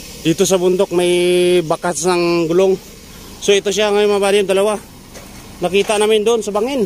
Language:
Indonesian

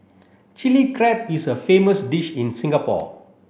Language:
English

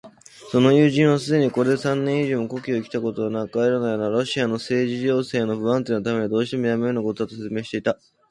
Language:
Japanese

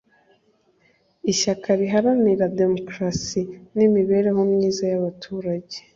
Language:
Kinyarwanda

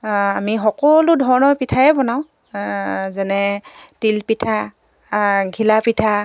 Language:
Assamese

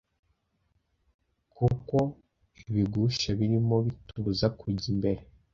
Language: Kinyarwanda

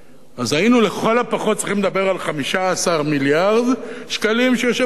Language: Hebrew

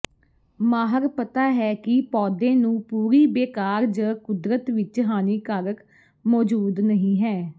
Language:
Punjabi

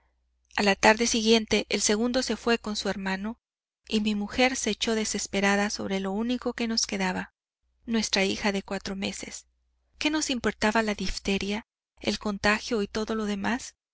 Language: Spanish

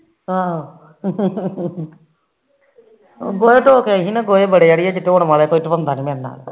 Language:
Punjabi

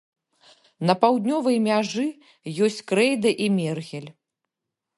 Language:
Belarusian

